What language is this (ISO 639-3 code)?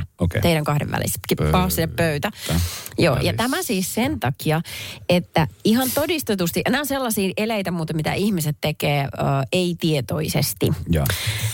fin